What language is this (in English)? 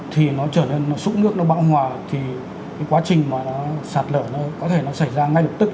Vietnamese